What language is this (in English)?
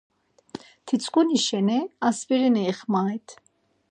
Laz